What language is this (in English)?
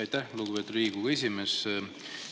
Estonian